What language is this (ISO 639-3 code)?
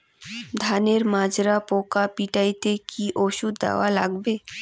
ben